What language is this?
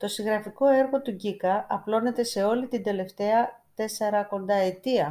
Greek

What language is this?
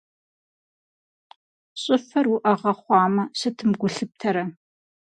Kabardian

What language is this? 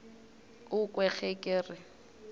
Northern Sotho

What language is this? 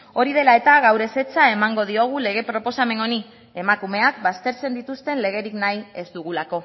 Basque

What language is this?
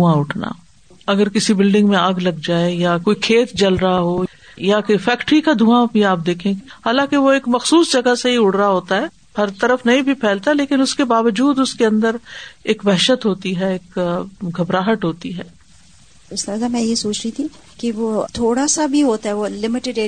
Urdu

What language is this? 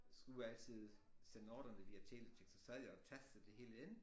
Danish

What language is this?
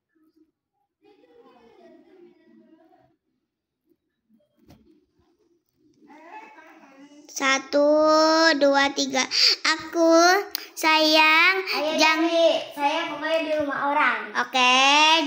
Indonesian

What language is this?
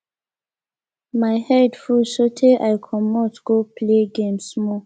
Nigerian Pidgin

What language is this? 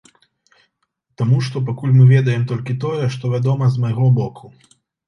Belarusian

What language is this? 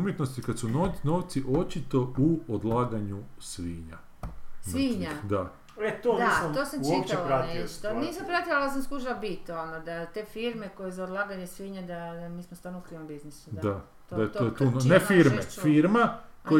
Croatian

